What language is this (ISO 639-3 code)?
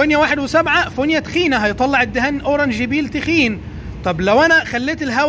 ara